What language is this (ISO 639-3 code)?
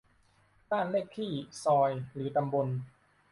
tha